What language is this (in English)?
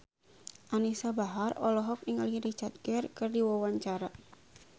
Sundanese